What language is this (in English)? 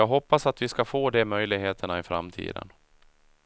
Swedish